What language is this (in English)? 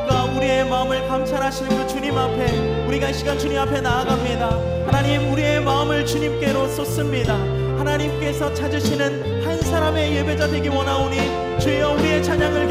Korean